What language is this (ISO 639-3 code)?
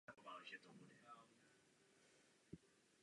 ces